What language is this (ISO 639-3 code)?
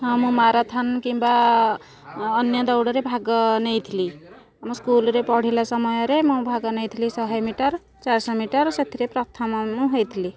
ori